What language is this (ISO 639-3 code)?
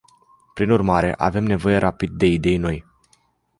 ron